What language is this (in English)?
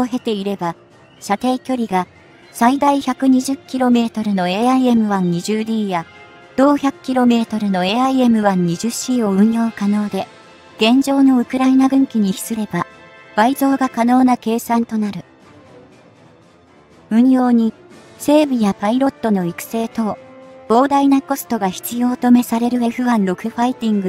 Japanese